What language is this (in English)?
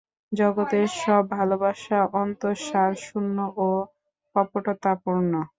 Bangla